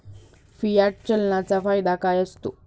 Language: Marathi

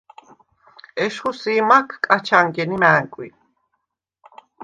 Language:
Svan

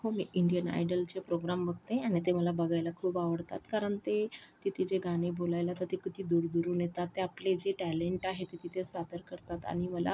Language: Marathi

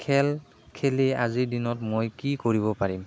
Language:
Assamese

